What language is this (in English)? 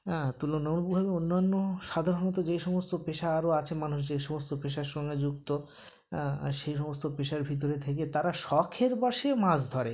Bangla